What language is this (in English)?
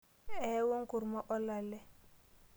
Masai